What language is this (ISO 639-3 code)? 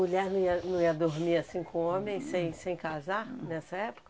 por